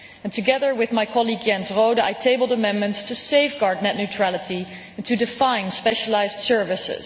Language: English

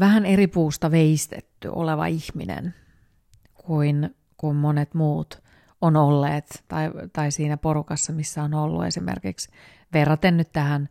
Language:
Finnish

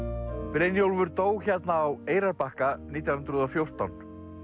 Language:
Icelandic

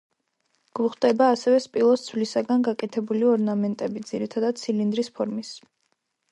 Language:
Georgian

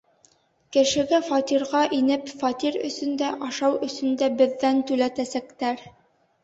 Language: Bashkir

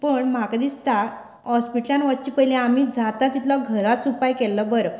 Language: Konkani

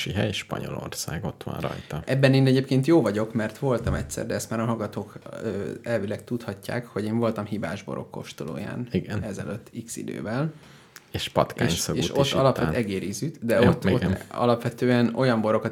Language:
Hungarian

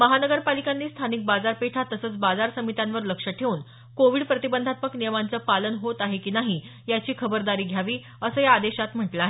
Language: Marathi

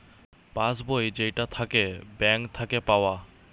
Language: Bangla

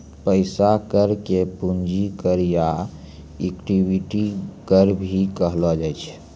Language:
Maithili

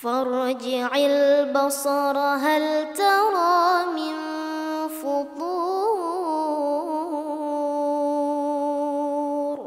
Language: Arabic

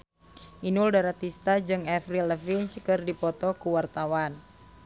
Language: Sundanese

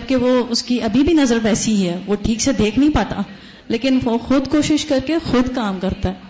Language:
Urdu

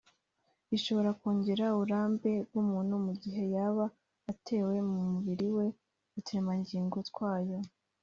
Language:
Kinyarwanda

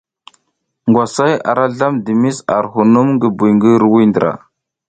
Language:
South Giziga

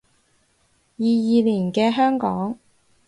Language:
Cantonese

